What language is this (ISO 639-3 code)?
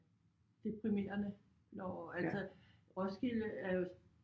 dan